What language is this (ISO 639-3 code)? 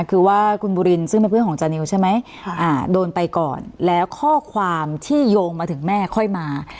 tha